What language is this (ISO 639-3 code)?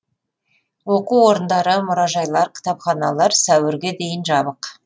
kaz